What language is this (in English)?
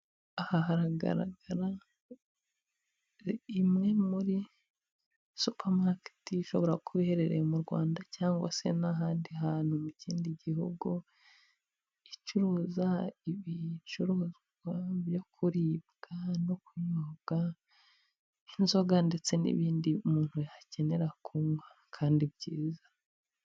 Kinyarwanda